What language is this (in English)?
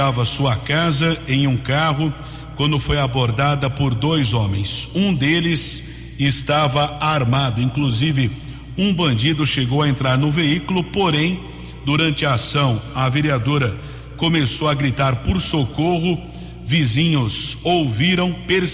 Portuguese